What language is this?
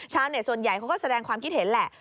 Thai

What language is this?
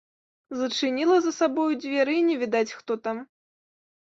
Belarusian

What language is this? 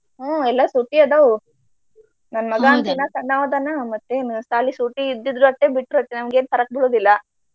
Kannada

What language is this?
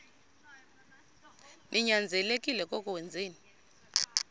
Xhosa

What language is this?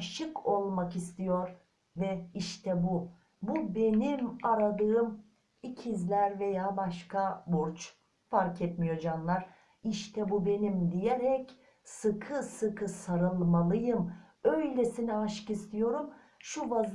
Turkish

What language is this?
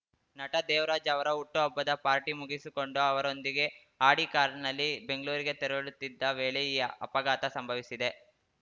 Kannada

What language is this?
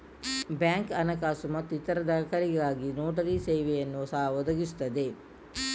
Kannada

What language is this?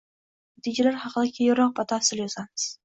Uzbek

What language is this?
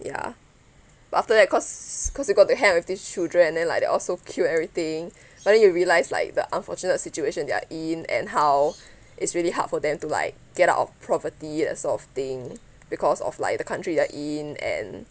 English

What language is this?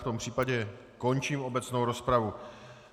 Czech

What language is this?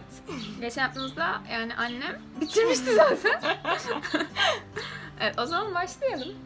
Turkish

